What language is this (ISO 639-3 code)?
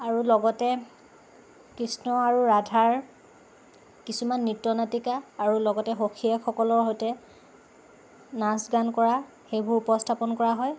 asm